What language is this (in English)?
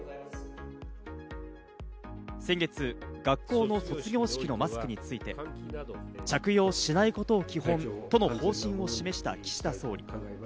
Japanese